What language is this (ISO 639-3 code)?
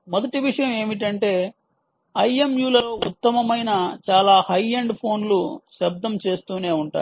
tel